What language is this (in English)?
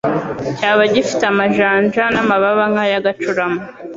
Kinyarwanda